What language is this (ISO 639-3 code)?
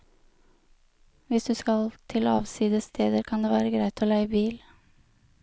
nor